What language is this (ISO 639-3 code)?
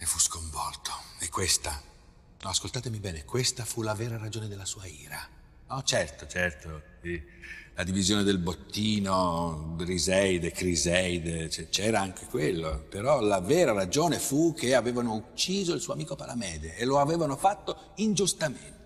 ita